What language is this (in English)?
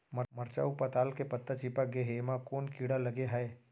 Chhattisgarhi